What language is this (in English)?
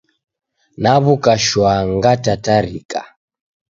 Taita